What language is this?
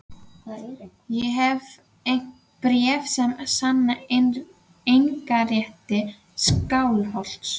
Icelandic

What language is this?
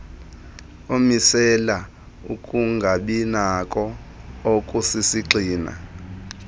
Xhosa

